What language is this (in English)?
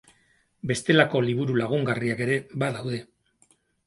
Basque